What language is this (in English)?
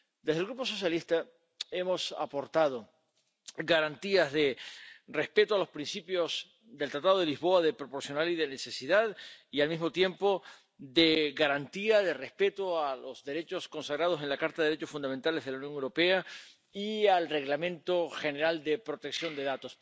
Spanish